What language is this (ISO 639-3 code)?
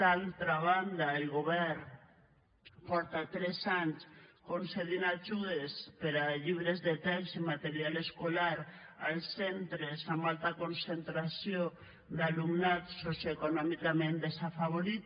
cat